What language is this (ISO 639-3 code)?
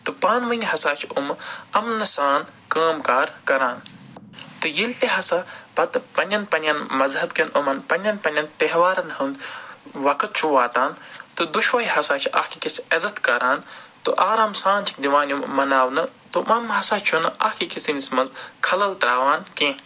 kas